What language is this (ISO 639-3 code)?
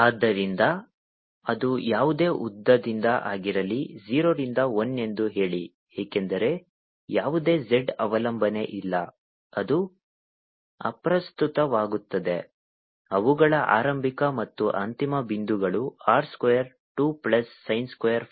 kan